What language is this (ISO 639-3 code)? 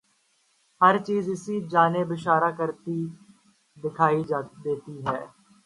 urd